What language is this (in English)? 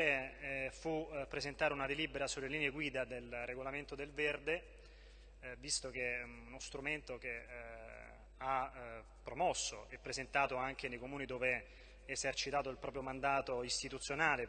Italian